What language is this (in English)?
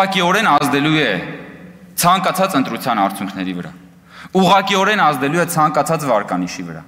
Turkish